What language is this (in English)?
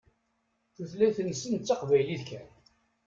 Kabyle